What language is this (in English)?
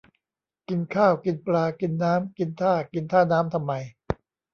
Thai